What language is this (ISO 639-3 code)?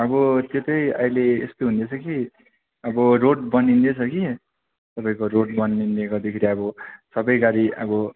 nep